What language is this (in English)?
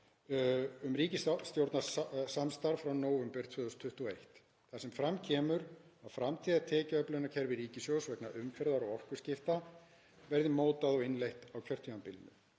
Icelandic